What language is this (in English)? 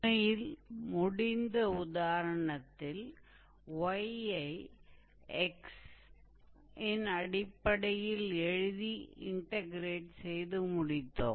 Tamil